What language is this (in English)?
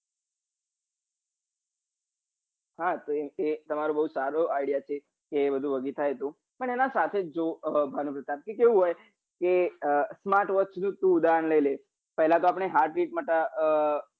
Gujarati